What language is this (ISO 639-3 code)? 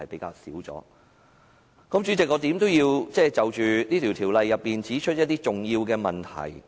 yue